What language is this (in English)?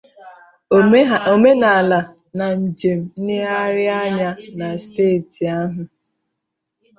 Igbo